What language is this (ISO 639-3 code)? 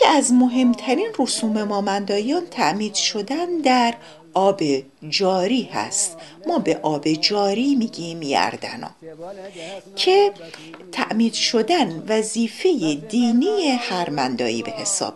fas